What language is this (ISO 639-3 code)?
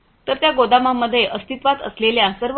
mar